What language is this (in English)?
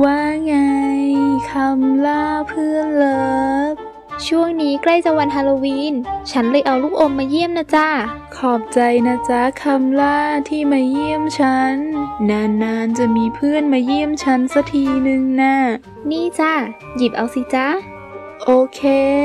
Thai